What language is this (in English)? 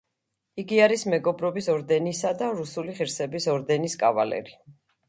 Georgian